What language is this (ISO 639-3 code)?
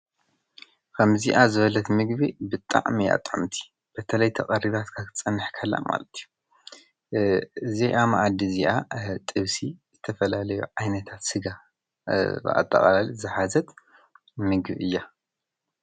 tir